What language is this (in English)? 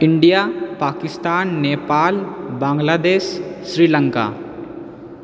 Maithili